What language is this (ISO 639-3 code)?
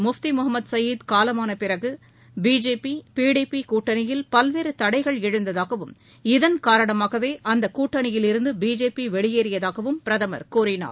tam